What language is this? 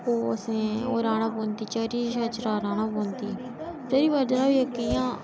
Dogri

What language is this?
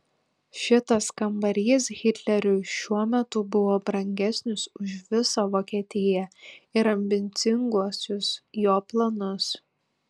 Lithuanian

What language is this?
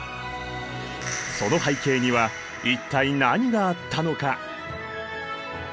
Japanese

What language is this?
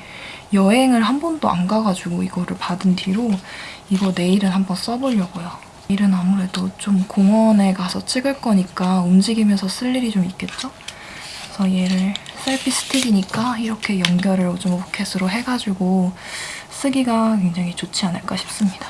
Korean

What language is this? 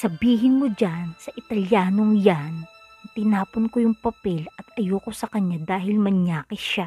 Filipino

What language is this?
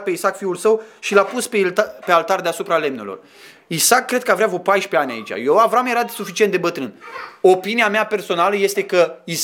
Romanian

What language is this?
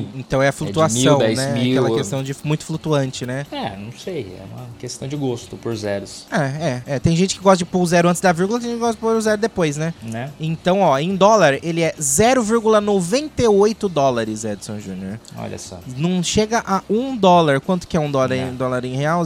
Portuguese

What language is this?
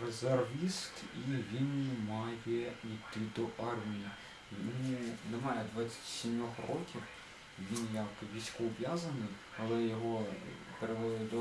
Russian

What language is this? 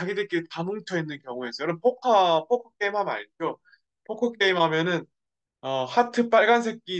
Korean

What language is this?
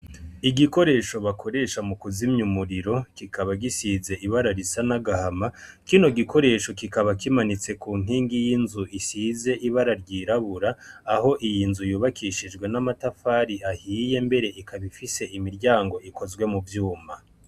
Rundi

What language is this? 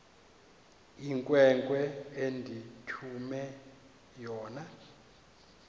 Xhosa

